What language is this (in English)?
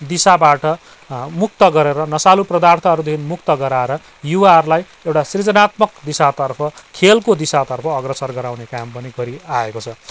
Nepali